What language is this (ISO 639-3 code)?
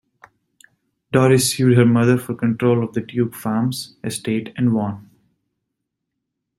eng